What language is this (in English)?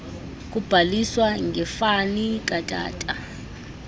Xhosa